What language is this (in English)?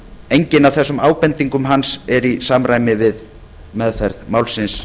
Icelandic